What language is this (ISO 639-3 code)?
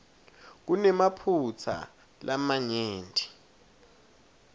ssw